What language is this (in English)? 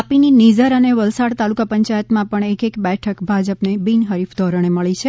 Gujarati